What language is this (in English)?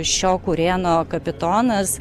Lithuanian